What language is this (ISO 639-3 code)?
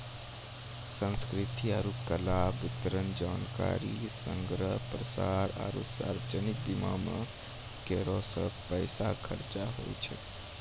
mai